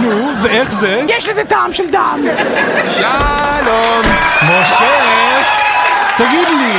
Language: Hebrew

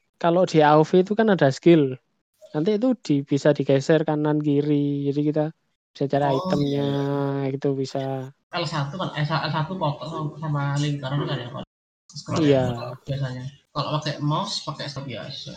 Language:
Indonesian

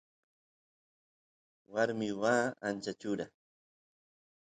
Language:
Santiago del Estero Quichua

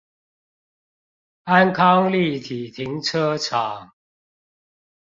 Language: Chinese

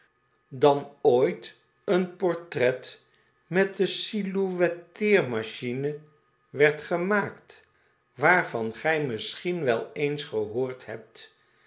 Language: Dutch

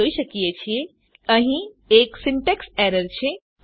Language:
Gujarati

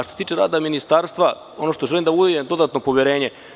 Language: Serbian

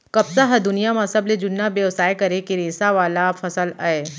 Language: Chhattisgarhi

